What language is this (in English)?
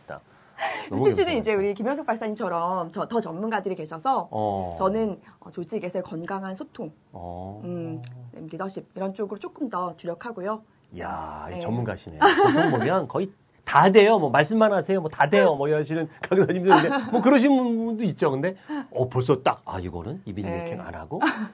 Korean